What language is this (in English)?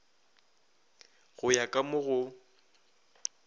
Northern Sotho